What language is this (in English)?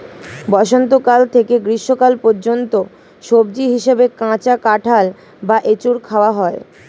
Bangla